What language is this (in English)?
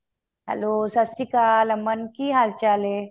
Punjabi